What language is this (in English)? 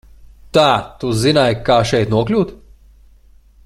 Latvian